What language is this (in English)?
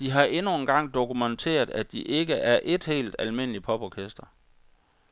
Danish